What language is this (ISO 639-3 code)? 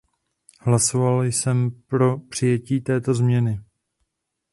ces